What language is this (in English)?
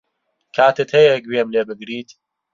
Central Kurdish